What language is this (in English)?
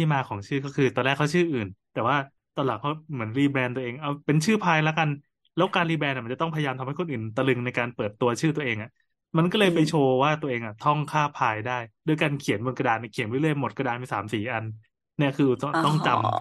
Thai